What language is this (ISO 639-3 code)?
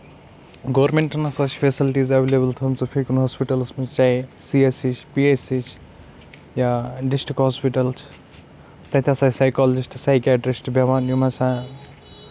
kas